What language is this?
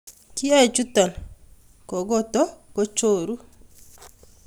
Kalenjin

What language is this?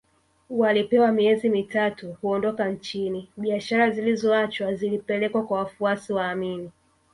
Swahili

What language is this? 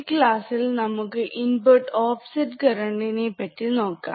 Malayalam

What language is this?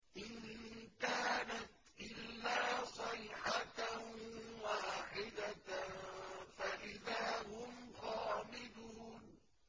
Arabic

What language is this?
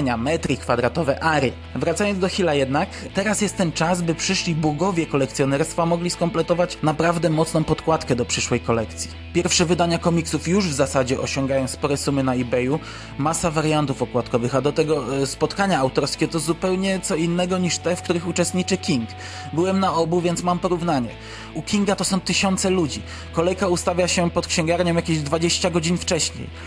Polish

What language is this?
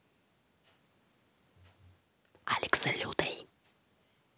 Russian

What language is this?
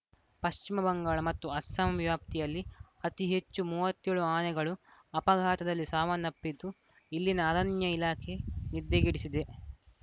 Kannada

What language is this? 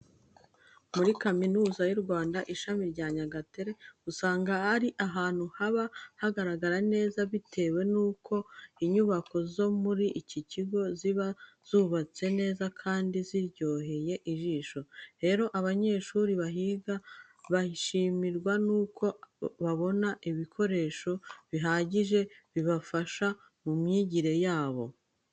Kinyarwanda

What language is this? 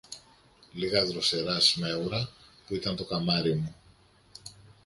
Greek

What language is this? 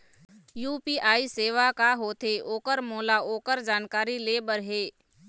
Chhattisgarhi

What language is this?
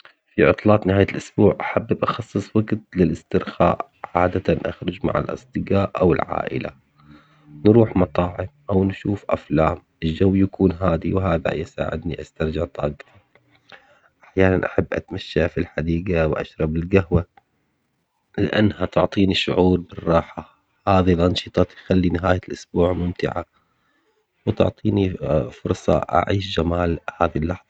Omani Arabic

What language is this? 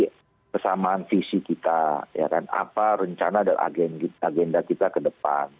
Indonesian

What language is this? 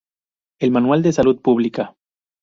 Spanish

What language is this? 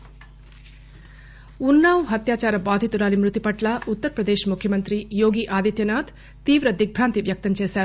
Telugu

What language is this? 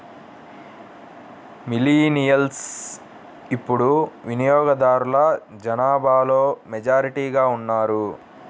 Telugu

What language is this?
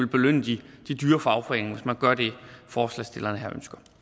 Danish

